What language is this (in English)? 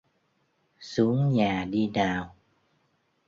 Vietnamese